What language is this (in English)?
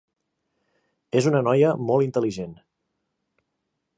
Catalan